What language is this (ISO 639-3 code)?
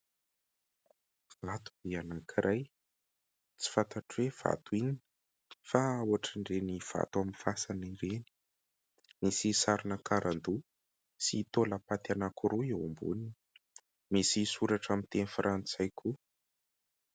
mlg